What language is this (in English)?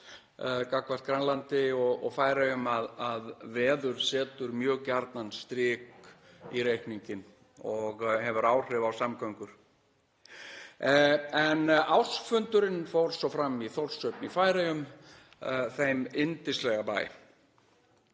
Icelandic